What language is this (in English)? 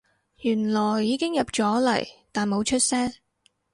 Cantonese